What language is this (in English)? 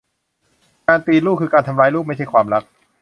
Thai